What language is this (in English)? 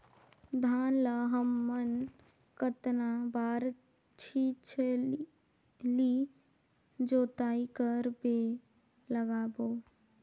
Chhattisgarhi